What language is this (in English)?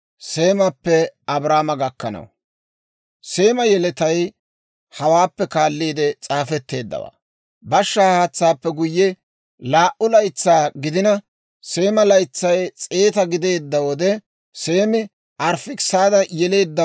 Dawro